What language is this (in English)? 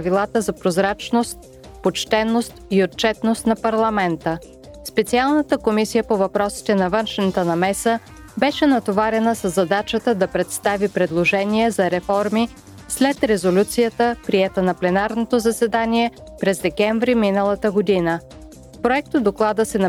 Bulgarian